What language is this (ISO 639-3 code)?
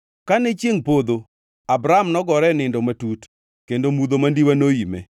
luo